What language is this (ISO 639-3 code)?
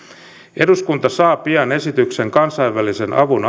fin